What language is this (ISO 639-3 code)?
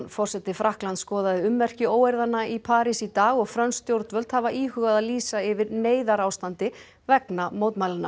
isl